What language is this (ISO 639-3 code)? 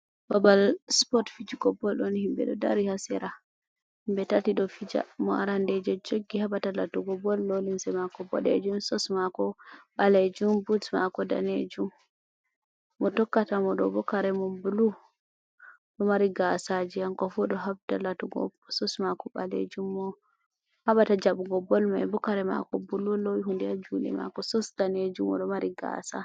ful